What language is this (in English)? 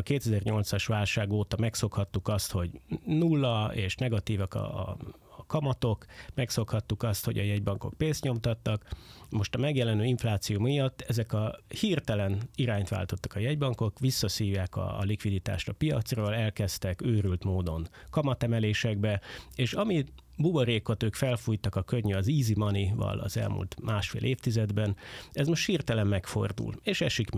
Hungarian